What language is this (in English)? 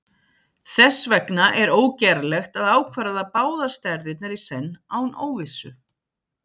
Icelandic